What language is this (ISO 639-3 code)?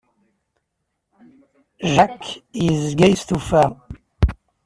kab